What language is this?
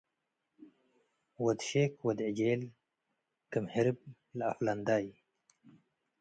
Tigre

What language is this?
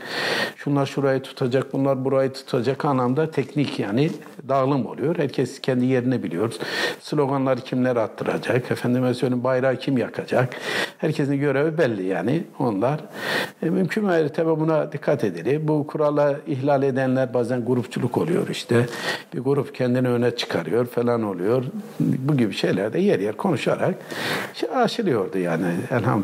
Turkish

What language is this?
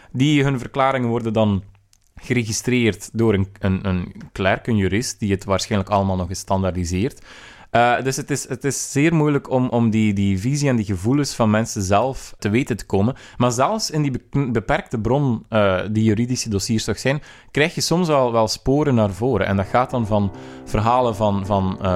Dutch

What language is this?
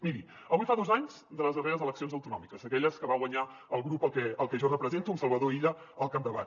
Catalan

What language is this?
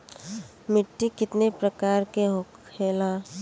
Bhojpuri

